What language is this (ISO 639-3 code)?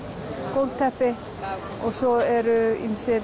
isl